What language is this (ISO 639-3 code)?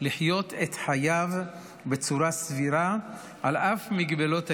heb